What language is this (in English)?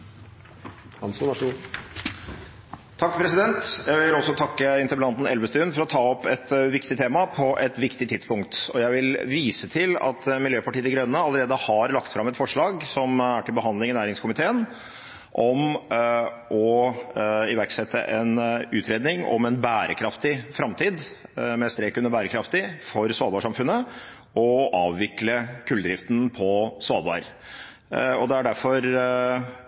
Norwegian